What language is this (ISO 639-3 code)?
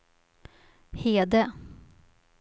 swe